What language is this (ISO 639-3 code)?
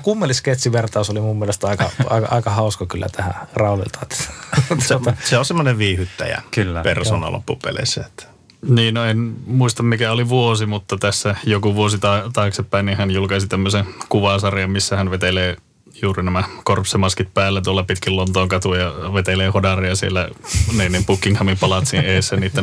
fin